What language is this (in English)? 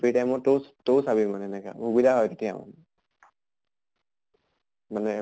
Assamese